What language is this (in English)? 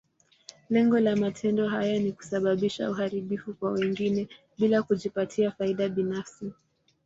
Swahili